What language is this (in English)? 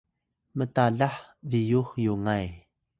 Atayal